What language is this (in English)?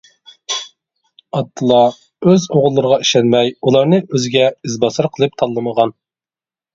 Uyghur